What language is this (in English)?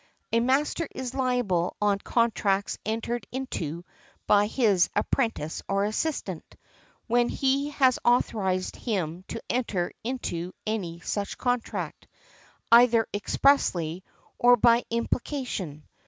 English